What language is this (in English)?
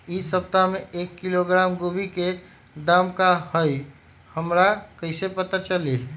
Magahi